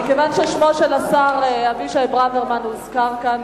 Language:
Hebrew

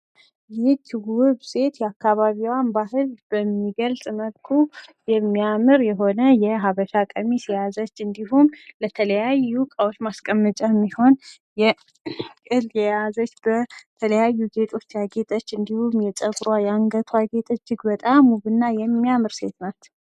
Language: Amharic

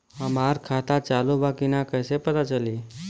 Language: Bhojpuri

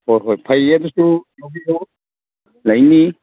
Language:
Manipuri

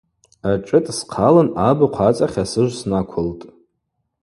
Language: Abaza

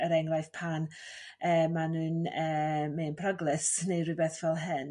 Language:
Welsh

